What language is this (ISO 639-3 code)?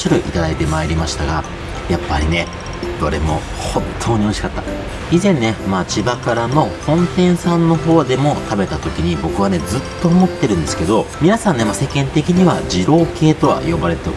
jpn